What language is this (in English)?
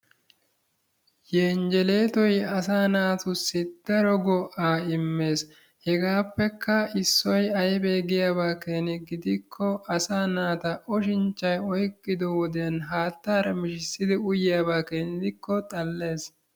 Wolaytta